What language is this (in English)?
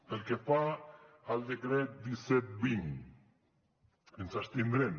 Catalan